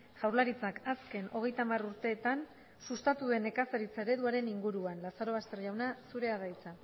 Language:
Basque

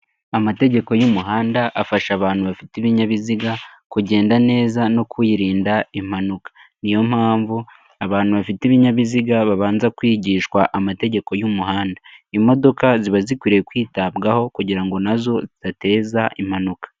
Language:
Kinyarwanda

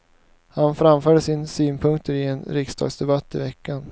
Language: Swedish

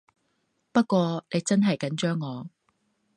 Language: Cantonese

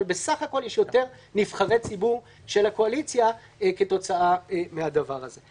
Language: Hebrew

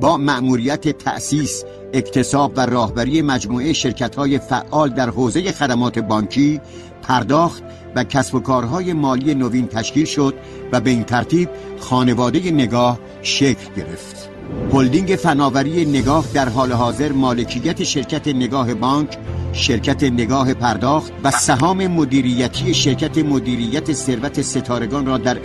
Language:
Persian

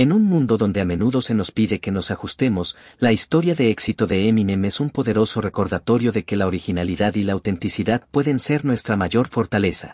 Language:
Spanish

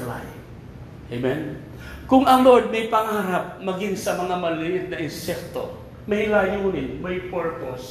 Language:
Filipino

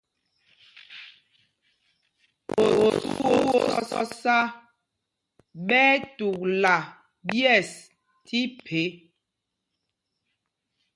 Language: Mpumpong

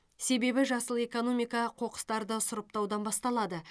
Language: Kazakh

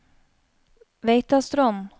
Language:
Norwegian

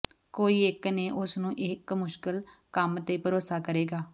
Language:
Punjabi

